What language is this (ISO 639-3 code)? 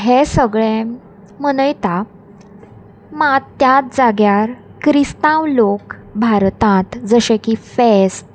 kok